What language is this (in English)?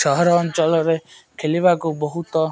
Odia